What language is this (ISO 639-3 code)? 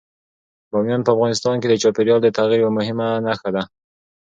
pus